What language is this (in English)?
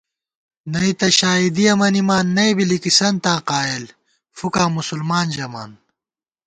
Gawar-Bati